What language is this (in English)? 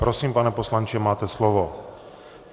Czech